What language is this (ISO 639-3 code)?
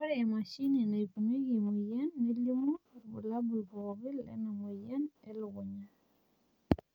mas